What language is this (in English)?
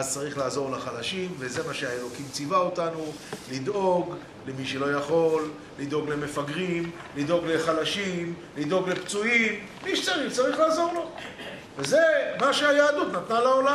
Hebrew